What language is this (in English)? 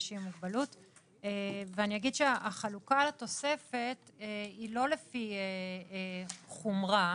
Hebrew